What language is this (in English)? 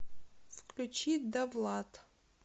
Russian